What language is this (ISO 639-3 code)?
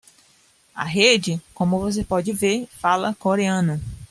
por